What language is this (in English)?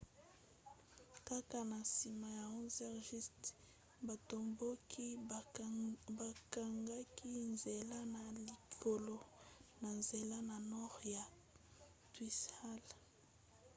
Lingala